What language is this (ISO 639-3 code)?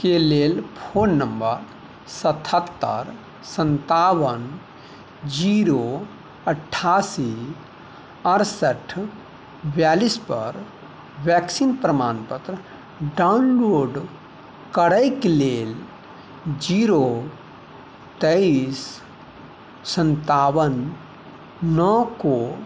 mai